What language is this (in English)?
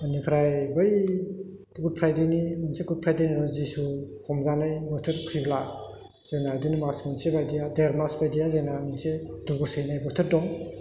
Bodo